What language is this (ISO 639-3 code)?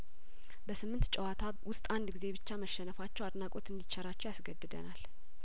amh